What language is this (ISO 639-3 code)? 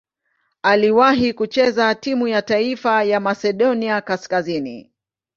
swa